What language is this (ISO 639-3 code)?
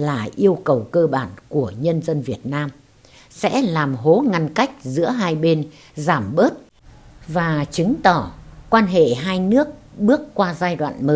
vie